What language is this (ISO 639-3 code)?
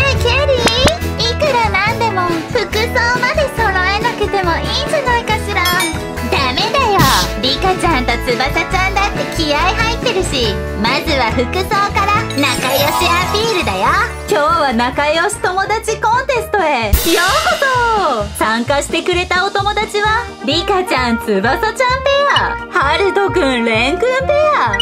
jpn